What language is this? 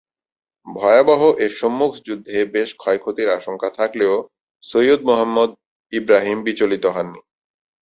Bangla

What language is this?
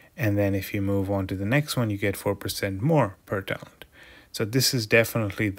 English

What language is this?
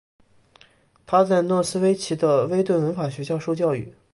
Chinese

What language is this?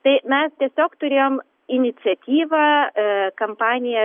Lithuanian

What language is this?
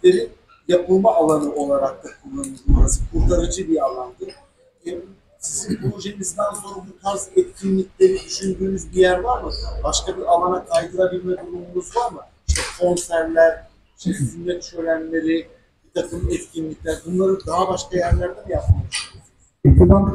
Turkish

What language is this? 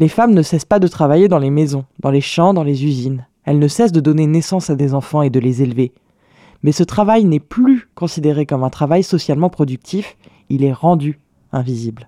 French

